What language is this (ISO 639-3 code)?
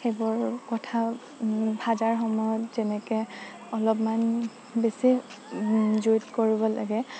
asm